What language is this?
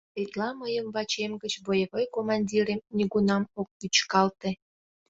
Mari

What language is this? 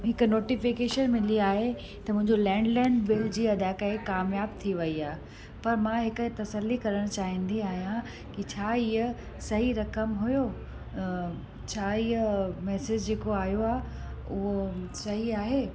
Sindhi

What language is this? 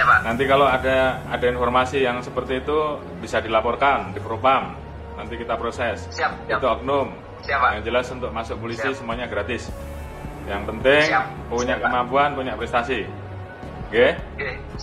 Indonesian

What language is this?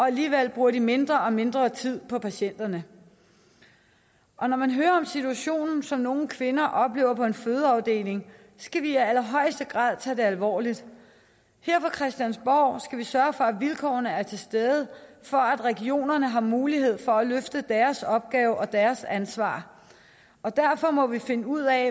Danish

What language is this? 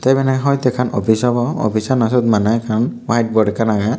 Chakma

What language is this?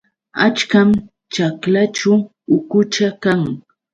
Yauyos Quechua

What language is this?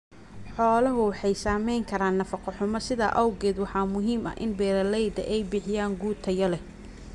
Somali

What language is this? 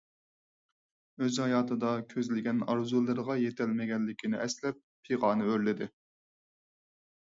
Uyghur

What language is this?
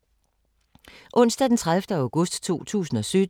Danish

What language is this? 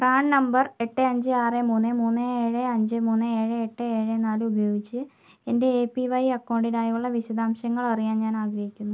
Malayalam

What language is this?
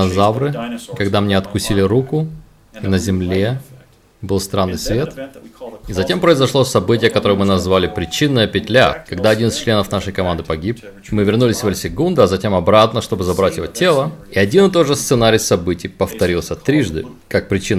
Russian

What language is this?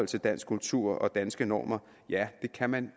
Danish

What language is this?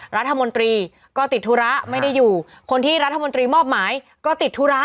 Thai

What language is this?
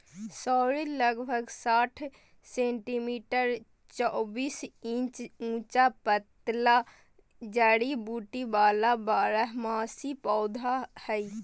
Magahi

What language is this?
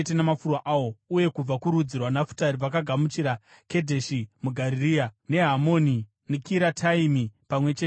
Shona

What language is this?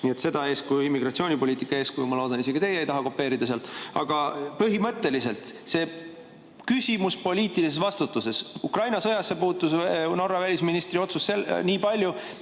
Estonian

